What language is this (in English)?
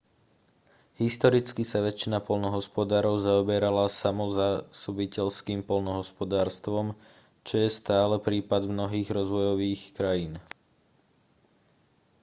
Slovak